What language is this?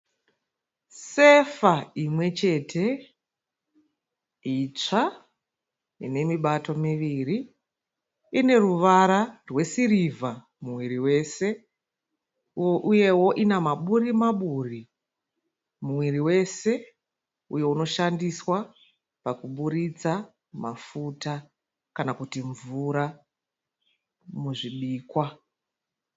Shona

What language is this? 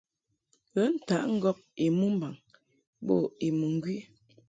Mungaka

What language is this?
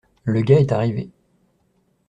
French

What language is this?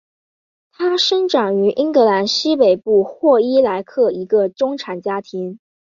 Chinese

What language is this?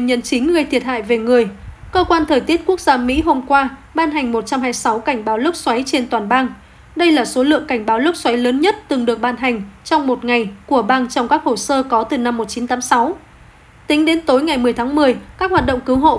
Vietnamese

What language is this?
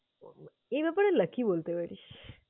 Bangla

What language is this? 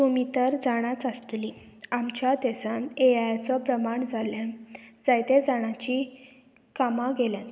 Konkani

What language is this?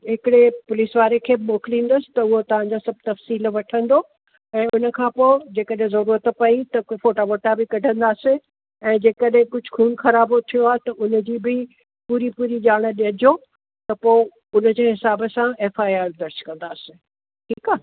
Sindhi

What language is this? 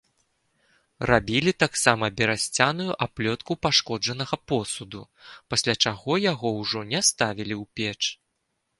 Belarusian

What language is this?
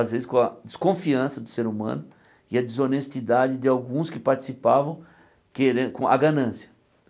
Portuguese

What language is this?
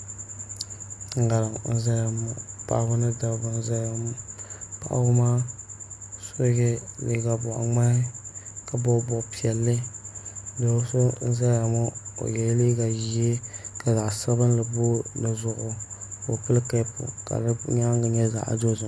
Dagbani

